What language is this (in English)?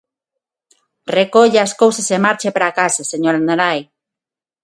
Galician